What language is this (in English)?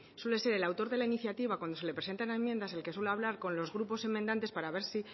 Spanish